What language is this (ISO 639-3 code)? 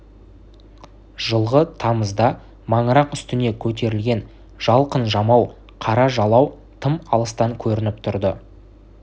kaz